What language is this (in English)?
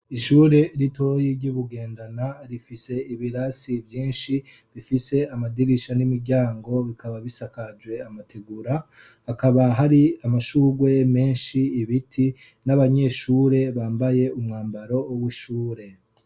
Rundi